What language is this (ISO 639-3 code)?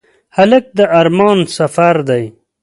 pus